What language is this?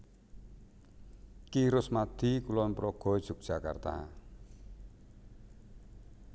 Javanese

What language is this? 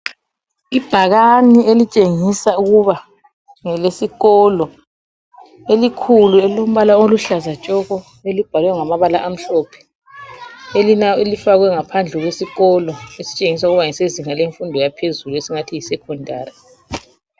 North Ndebele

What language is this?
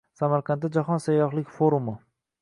Uzbek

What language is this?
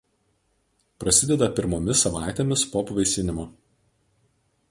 Lithuanian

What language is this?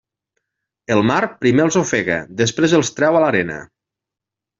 Catalan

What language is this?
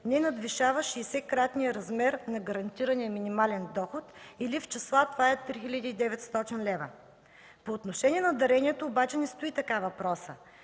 Bulgarian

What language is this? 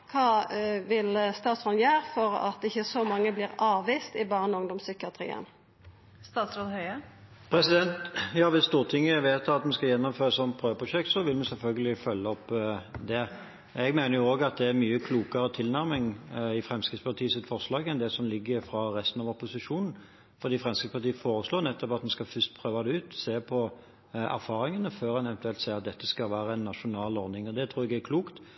Norwegian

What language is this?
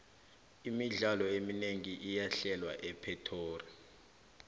South Ndebele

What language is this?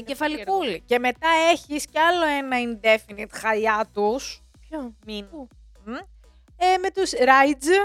Greek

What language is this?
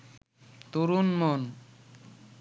Bangla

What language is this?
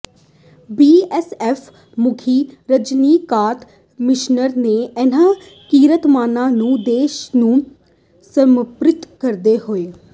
Punjabi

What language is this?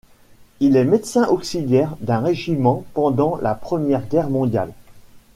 French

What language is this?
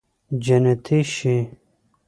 Pashto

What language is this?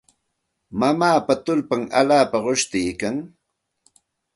Santa Ana de Tusi Pasco Quechua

